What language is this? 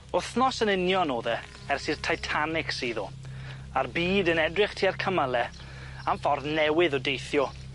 Welsh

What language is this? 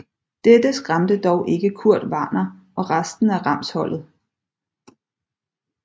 Danish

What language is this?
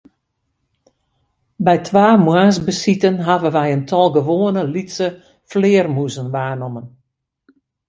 Western Frisian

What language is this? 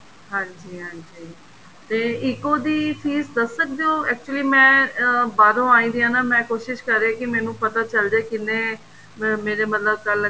Punjabi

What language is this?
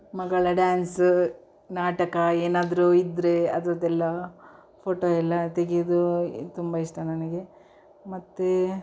Kannada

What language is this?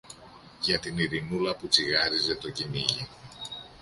Greek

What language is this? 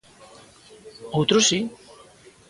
Galician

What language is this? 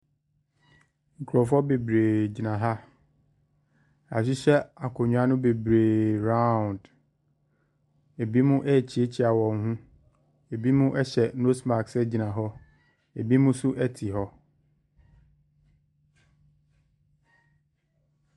Akan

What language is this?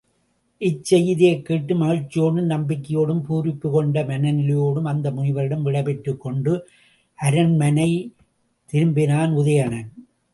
Tamil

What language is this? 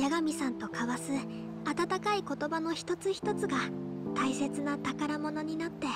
Japanese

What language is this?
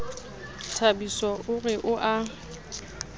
Southern Sotho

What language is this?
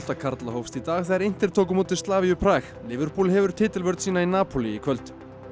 Icelandic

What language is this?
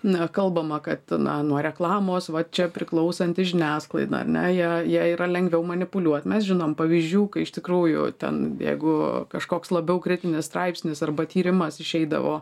Lithuanian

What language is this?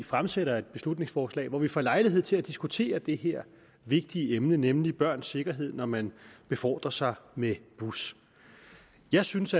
Danish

